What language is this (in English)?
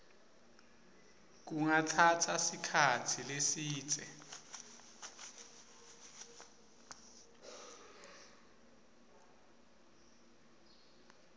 Swati